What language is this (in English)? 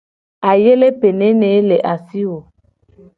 Gen